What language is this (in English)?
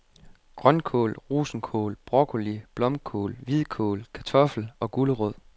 Danish